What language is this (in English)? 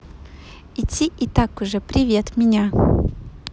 Russian